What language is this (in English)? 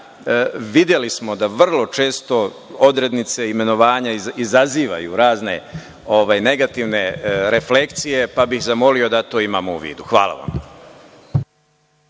Serbian